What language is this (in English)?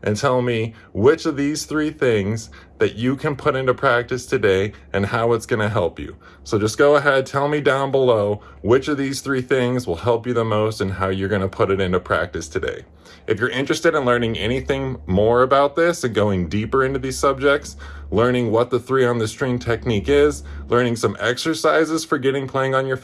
English